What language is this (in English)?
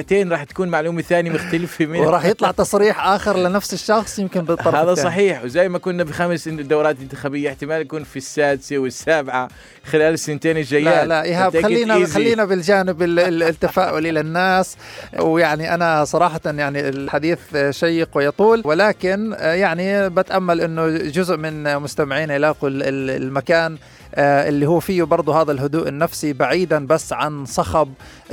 Arabic